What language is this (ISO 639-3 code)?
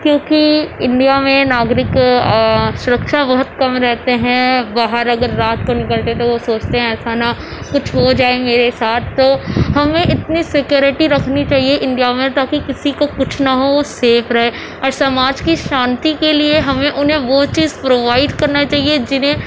urd